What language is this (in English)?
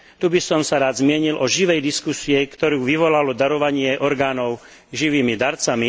Slovak